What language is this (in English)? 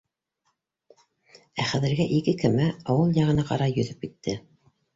Bashkir